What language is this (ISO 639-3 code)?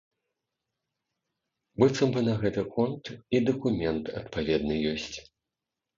bel